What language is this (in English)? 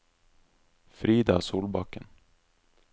Norwegian